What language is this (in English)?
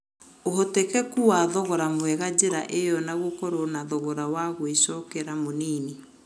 Kikuyu